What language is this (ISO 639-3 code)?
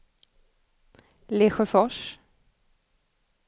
swe